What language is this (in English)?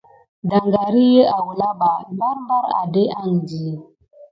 Gidar